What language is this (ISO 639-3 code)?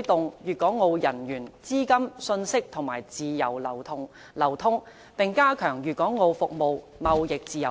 yue